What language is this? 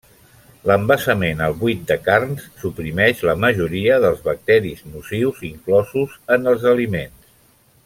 Catalan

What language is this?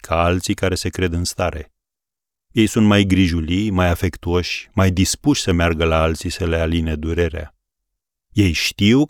Romanian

